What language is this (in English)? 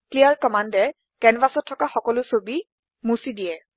Assamese